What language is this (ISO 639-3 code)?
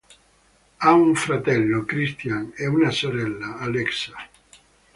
ita